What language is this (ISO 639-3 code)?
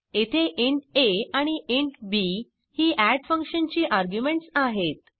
mar